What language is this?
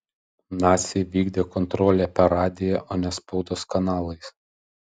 Lithuanian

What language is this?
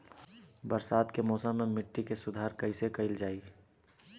Bhojpuri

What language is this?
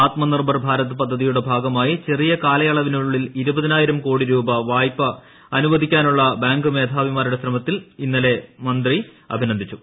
Malayalam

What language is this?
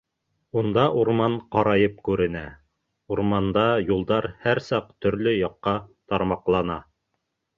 Bashkir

